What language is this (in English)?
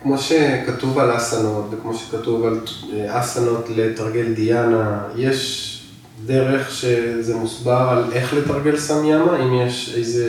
Hebrew